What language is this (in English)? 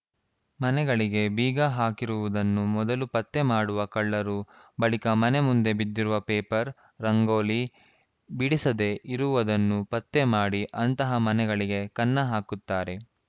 Kannada